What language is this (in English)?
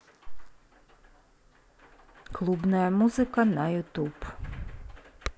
Russian